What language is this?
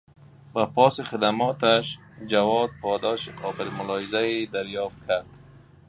Persian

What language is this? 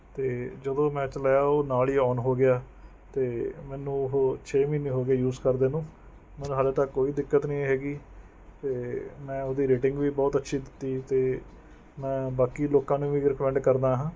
Punjabi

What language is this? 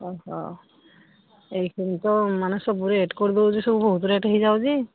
Odia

